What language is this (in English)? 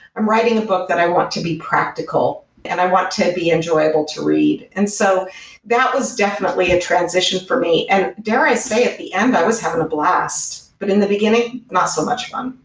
English